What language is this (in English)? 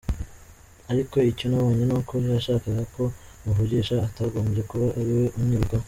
Kinyarwanda